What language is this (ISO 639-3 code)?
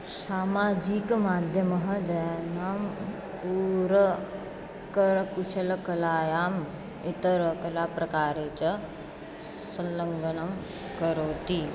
san